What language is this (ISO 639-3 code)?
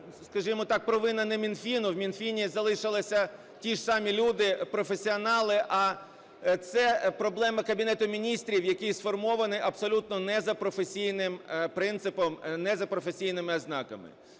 ukr